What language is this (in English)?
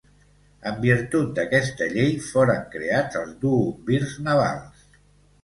Catalan